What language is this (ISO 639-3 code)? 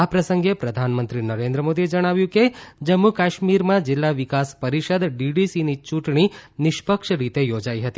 guj